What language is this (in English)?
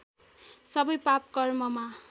Nepali